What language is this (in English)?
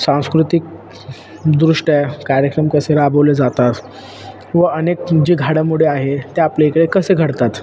Marathi